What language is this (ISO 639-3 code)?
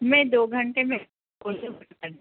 urd